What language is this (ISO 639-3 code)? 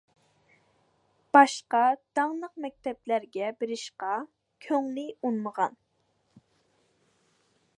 uig